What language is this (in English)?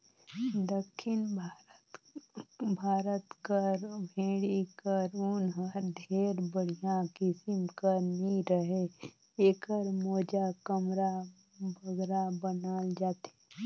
Chhattisgarhi